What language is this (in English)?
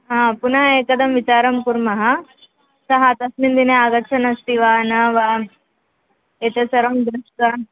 Sanskrit